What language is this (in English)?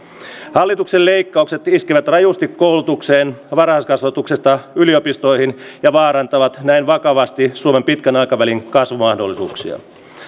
Finnish